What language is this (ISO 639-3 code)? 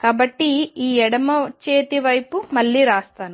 tel